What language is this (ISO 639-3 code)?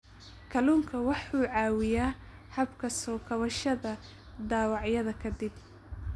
som